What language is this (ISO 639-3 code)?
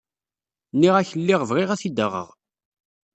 kab